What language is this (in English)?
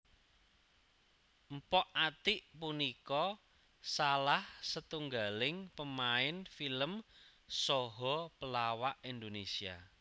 Javanese